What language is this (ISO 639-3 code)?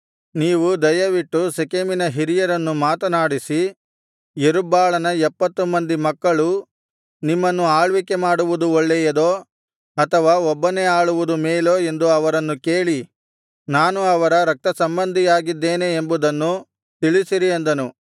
kan